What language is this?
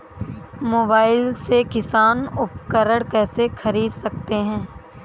Hindi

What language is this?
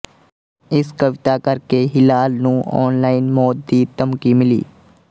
Punjabi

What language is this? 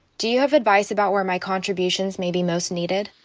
English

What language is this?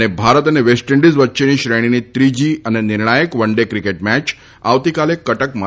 Gujarati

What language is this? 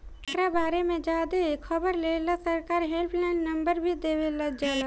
Bhojpuri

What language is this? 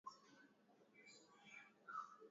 Swahili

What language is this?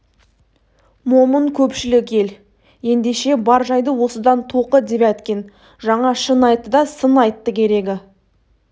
Kazakh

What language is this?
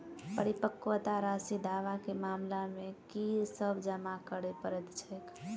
Maithili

